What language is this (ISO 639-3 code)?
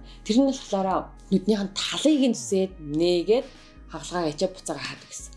tur